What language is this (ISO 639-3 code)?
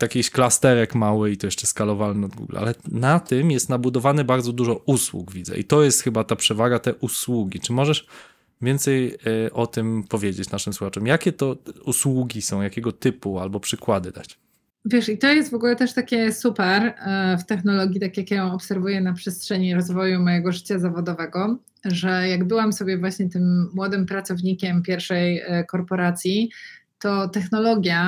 pol